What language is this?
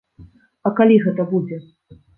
Belarusian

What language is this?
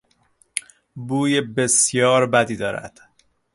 Persian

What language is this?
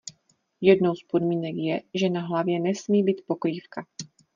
Czech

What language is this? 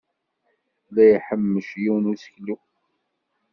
Kabyle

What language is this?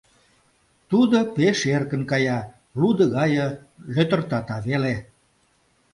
Mari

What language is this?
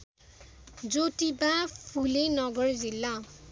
Nepali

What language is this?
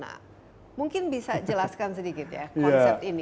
Indonesian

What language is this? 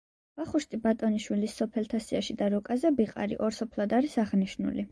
Georgian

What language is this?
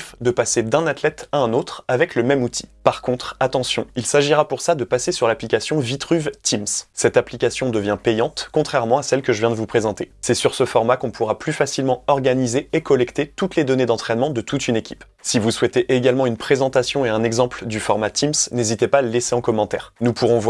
French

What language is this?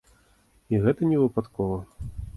Belarusian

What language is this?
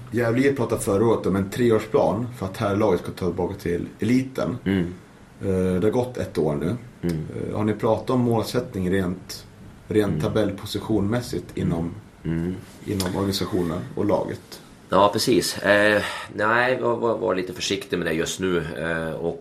Swedish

